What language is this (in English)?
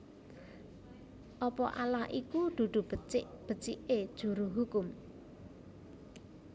Javanese